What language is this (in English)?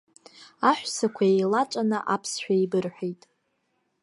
Abkhazian